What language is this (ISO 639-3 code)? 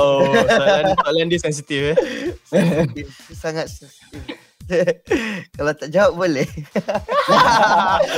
msa